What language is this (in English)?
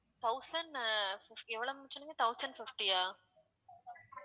Tamil